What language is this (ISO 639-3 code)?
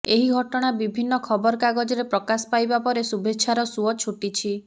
ori